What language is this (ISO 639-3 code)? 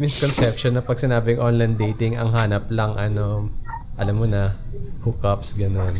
fil